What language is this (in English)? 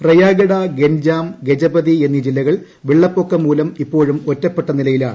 Malayalam